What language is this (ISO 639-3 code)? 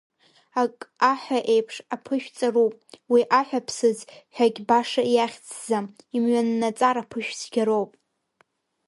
abk